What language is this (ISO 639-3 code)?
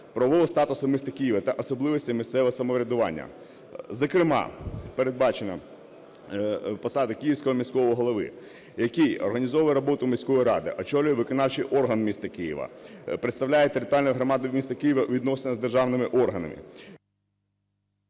ukr